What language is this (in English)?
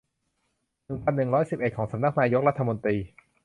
Thai